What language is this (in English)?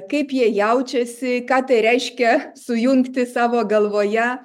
Lithuanian